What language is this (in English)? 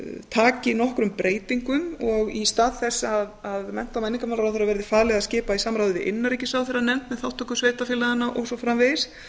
Icelandic